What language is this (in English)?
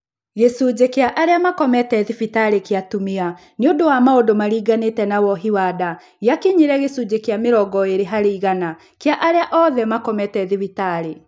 Kikuyu